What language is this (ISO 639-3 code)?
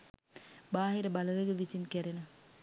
sin